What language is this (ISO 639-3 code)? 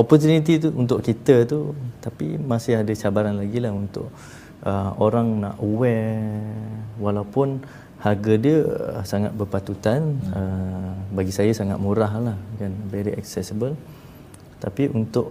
msa